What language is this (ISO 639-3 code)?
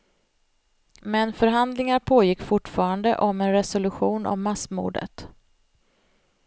swe